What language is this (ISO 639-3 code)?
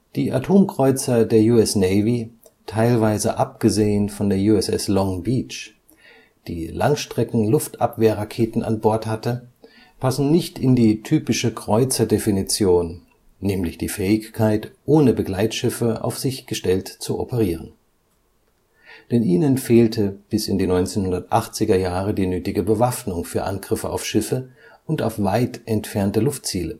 deu